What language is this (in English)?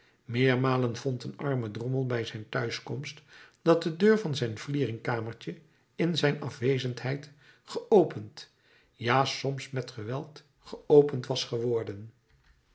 Dutch